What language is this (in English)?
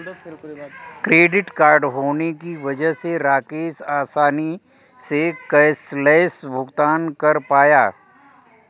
Hindi